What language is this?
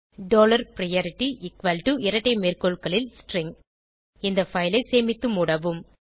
Tamil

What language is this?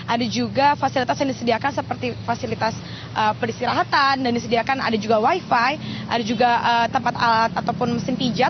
Indonesian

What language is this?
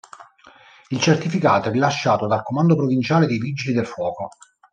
Italian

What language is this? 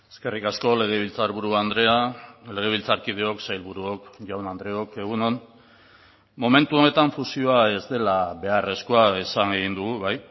Basque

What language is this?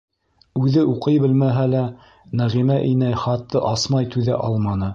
Bashkir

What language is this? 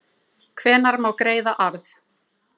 Icelandic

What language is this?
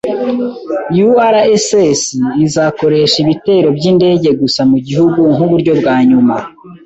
Kinyarwanda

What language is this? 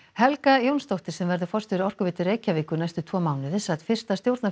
Icelandic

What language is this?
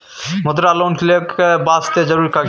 Maithili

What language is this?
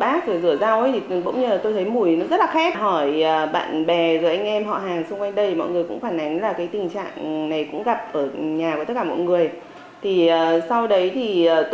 Vietnamese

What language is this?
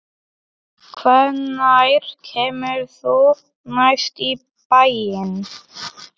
Icelandic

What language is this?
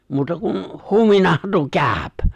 Finnish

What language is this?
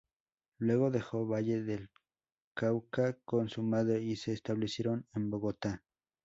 Spanish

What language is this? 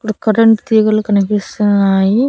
Telugu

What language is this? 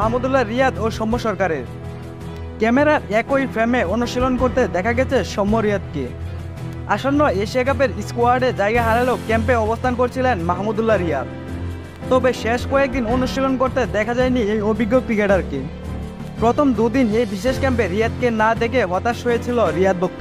Turkish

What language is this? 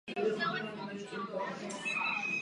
Czech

